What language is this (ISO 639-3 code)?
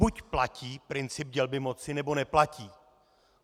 ces